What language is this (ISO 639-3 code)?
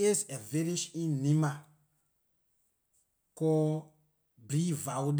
lir